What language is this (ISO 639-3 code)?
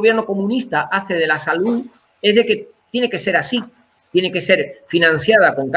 spa